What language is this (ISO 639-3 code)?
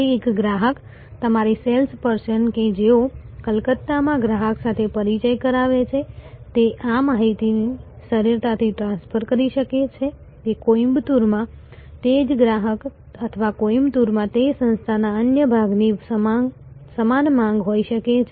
guj